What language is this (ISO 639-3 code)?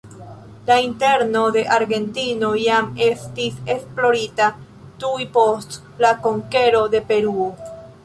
epo